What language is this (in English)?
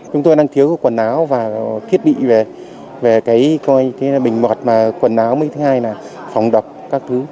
Vietnamese